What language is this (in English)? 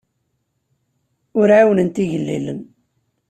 Kabyle